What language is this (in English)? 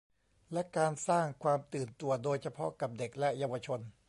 Thai